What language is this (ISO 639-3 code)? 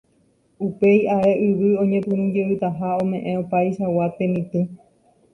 grn